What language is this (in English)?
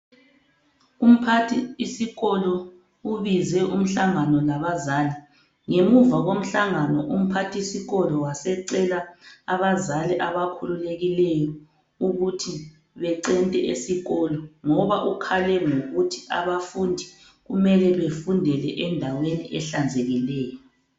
North Ndebele